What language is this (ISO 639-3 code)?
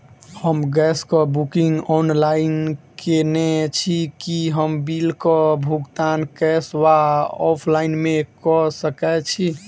mai